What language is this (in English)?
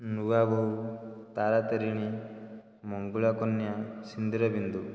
Odia